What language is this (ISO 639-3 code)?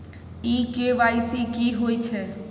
mai